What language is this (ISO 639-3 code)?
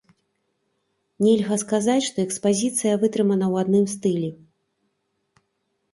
bel